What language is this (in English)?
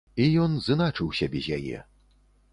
Belarusian